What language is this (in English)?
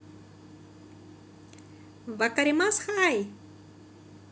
Russian